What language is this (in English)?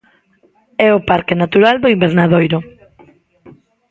Galician